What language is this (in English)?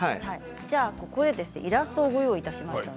Japanese